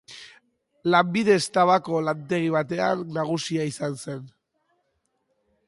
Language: Basque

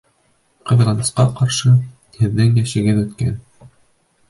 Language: Bashkir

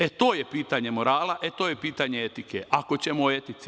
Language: Serbian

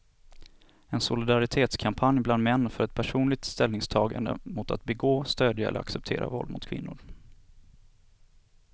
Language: Swedish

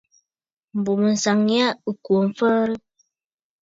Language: Bafut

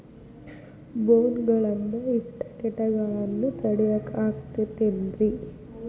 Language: Kannada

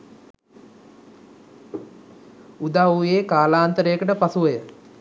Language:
Sinhala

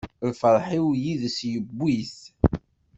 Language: Kabyle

